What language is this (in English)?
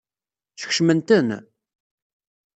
Kabyle